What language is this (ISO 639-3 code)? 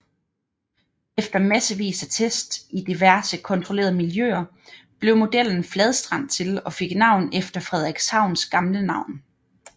dan